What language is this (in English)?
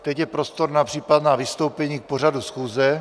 Czech